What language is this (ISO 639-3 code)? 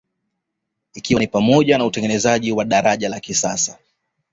swa